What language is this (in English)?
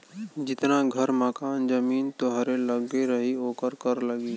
Bhojpuri